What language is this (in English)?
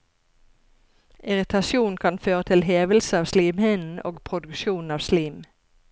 Norwegian